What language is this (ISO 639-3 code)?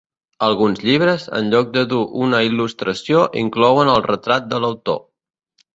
cat